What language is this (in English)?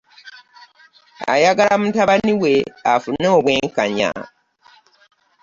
Ganda